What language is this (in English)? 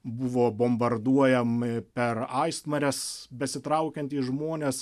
Lithuanian